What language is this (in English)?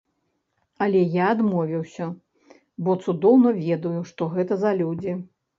Belarusian